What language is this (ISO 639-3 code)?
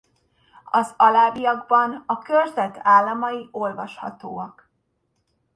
hun